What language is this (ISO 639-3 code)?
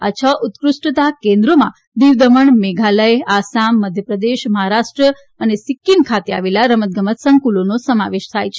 guj